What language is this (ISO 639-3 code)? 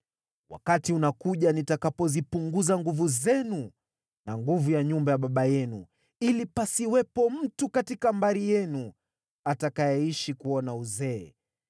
swa